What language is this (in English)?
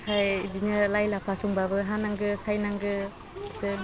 Bodo